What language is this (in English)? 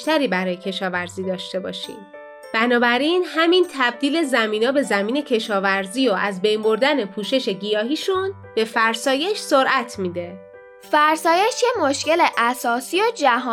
Persian